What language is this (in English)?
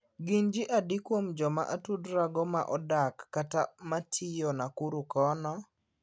Luo (Kenya and Tanzania)